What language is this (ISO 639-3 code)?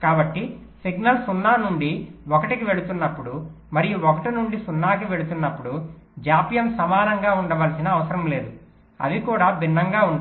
tel